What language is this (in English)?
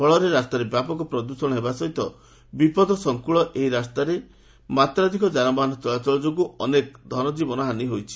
Odia